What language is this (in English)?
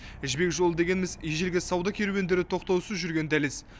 Kazakh